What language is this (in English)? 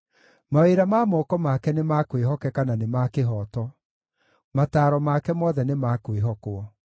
Kikuyu